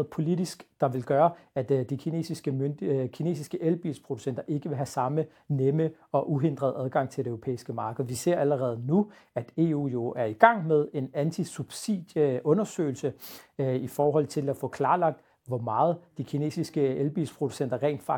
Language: Danish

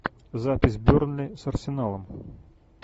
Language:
Russian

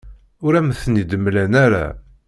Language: Kabyle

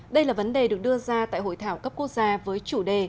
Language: Vietnamese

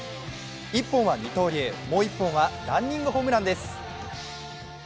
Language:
Japanese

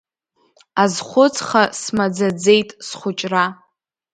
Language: Abkhazian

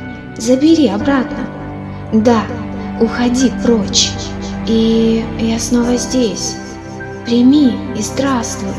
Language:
Russian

